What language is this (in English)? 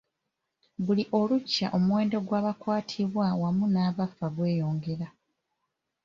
Ganda